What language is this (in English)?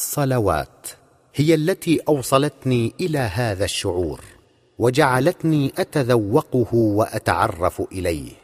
Arabic